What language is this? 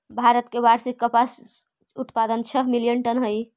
Magahi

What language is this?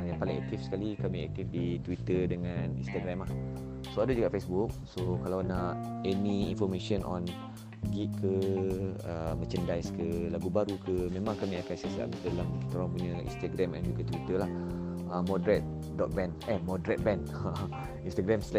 Malay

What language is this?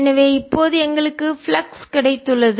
Tamil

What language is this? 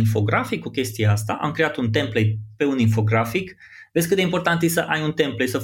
Romanian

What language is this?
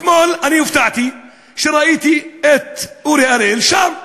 Hebrew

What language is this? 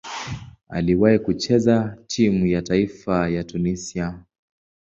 Swahili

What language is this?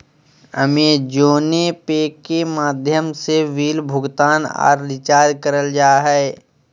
Magahi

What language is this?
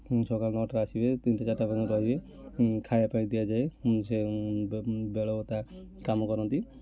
Odia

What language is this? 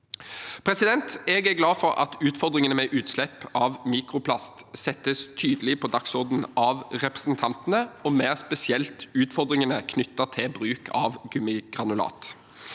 Norwegian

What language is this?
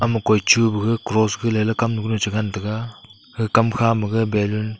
Wancho Naga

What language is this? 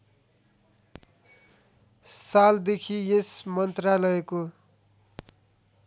Nepali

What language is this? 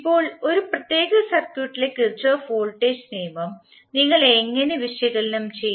Malayalam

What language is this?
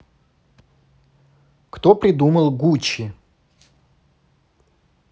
Russian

